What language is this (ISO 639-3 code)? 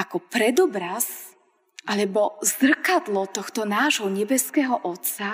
slk